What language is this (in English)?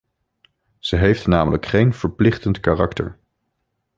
Dutch